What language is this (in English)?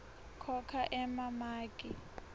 Swati